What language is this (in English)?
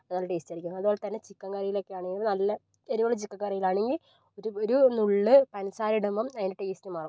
Malayalam